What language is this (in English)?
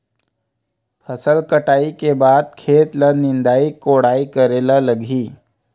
Chhattisgarhi